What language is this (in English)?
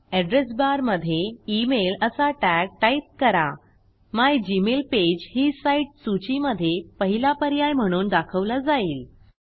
Marathi